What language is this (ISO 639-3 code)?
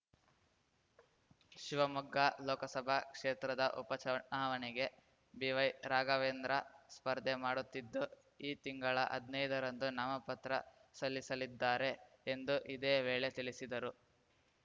kan